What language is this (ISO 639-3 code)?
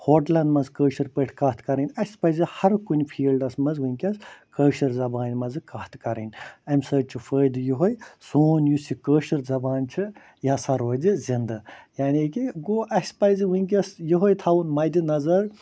kas